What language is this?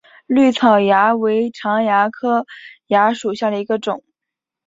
Chinese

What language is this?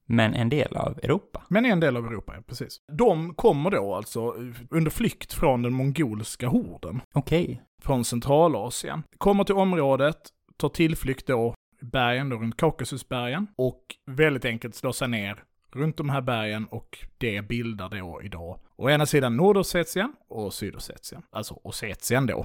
Swedish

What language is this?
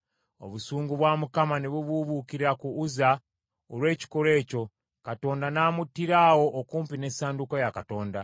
Ganda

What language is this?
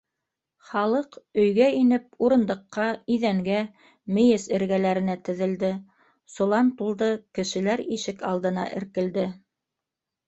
Bashkir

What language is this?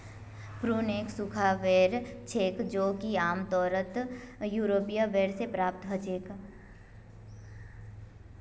Magahi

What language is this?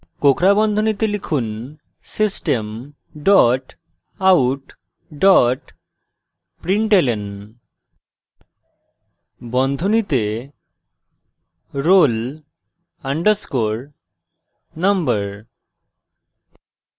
Bangla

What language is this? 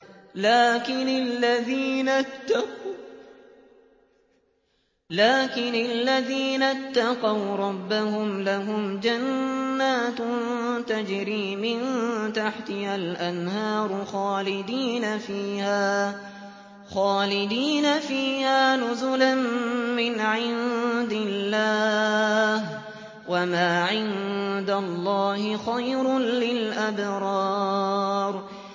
Arabic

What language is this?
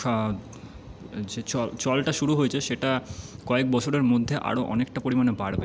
Bangla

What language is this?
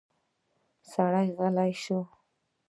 Pashto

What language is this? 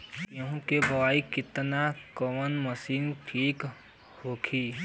Bhojpuri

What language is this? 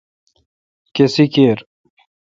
Kalkoti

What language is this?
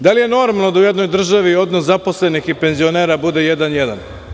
Serbian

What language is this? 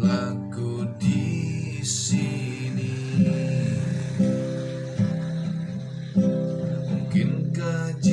Indonesian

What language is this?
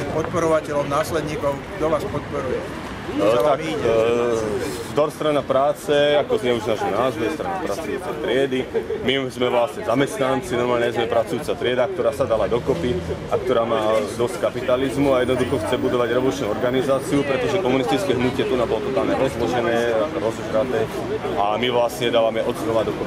Polish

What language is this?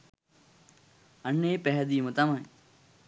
Sinhala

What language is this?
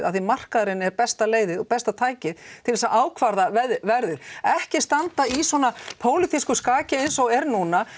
Icelandic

